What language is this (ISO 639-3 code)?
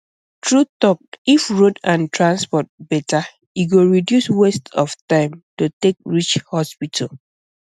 pcm